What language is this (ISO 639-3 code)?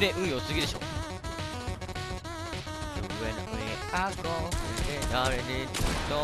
jpn